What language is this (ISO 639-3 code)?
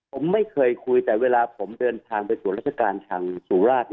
tha